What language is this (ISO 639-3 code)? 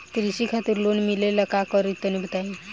bho